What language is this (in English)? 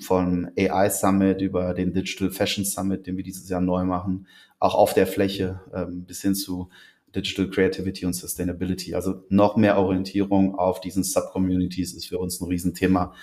German